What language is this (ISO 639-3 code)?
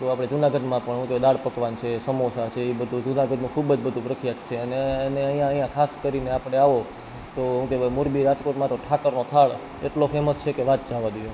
guj